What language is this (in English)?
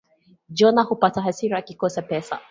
Swahili